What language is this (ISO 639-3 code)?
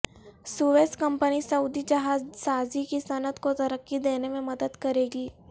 urd